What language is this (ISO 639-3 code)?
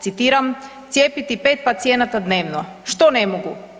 hrv